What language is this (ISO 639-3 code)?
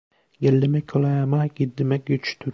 tur